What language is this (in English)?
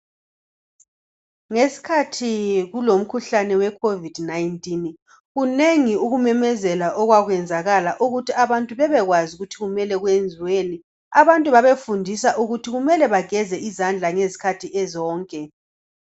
North Ndebele